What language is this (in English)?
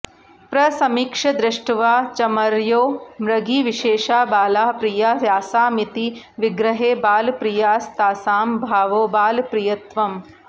Sanskrit